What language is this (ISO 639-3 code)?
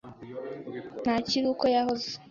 kin